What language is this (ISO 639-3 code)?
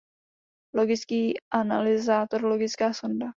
ces